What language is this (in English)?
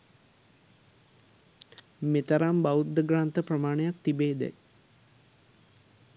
Sinhala